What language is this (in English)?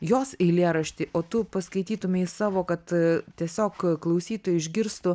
Lithuanian